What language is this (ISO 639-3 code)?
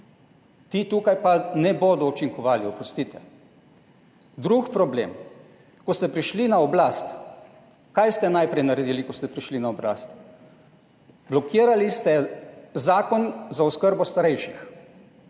slv